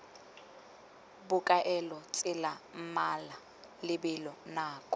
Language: Tswana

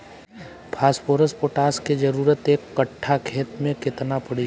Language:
Bhojpuri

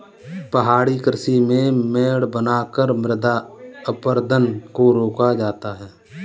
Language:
Hindi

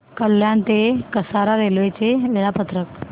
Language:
Marathi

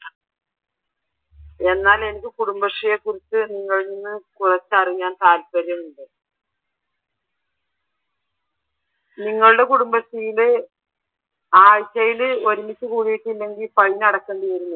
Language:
Malayalam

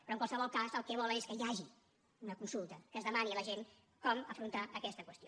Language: Catalan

